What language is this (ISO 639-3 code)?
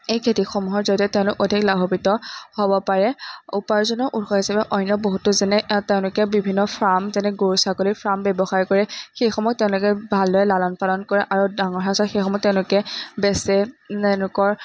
asm